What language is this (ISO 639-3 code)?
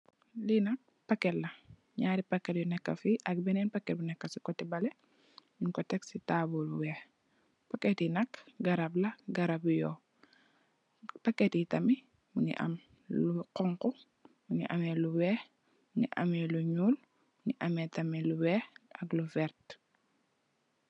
wol